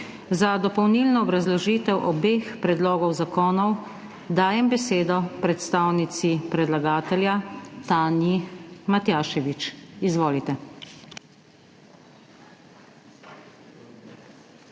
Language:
Slovenian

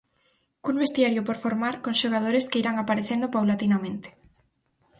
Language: Galician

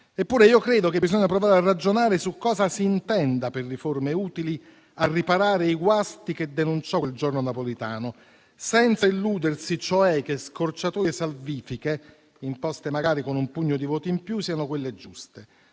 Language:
Italian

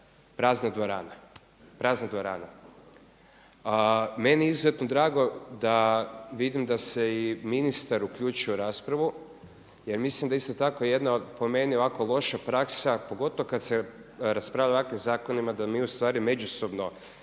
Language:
Croatian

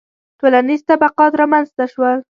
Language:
Pashto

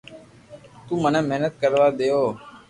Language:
Loarki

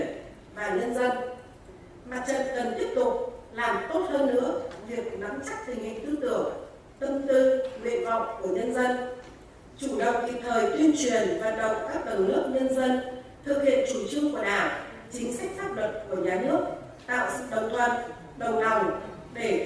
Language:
Vietnamese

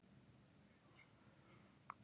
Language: Icelandic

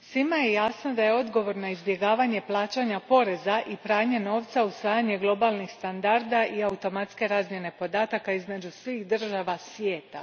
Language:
Croatian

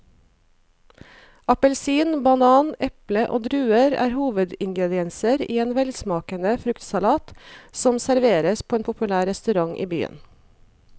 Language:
Norwegian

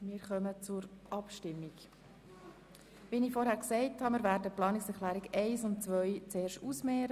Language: Swiss German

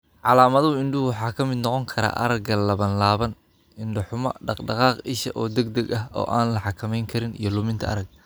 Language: Somali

